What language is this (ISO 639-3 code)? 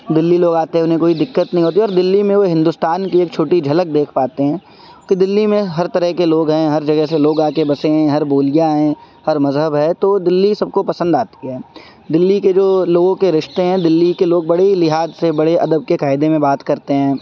urd